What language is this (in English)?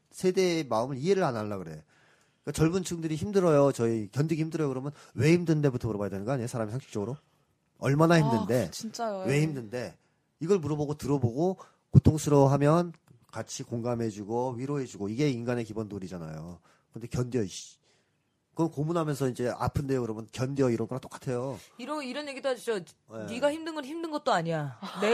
Korean